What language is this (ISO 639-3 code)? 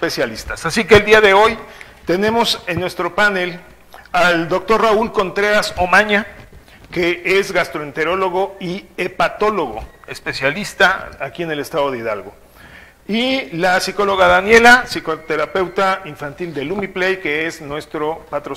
spa